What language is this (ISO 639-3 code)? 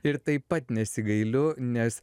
lit